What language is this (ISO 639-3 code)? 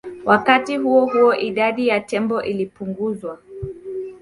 swa